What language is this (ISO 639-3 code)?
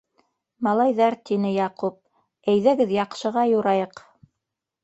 bak